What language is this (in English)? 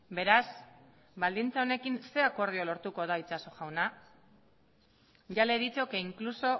Basque